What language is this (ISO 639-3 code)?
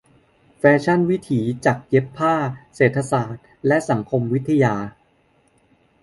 tha